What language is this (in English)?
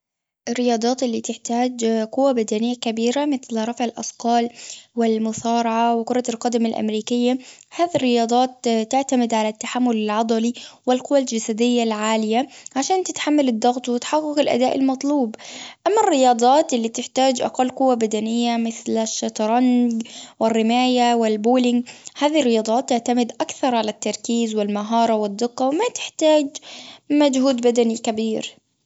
Gulf Arabic